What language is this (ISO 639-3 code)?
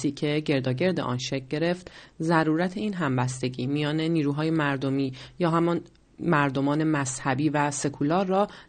fas